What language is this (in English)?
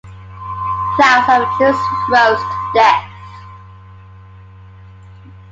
English